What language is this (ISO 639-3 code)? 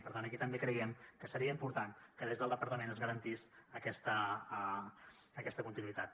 cat